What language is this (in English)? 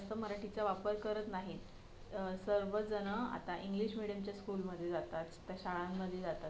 Marathi